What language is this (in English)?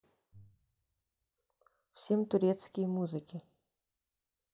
Russian